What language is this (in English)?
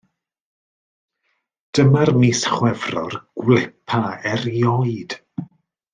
Welsh